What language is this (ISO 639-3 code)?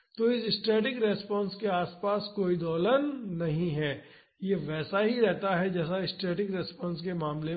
hin